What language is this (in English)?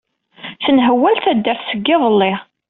Kabyle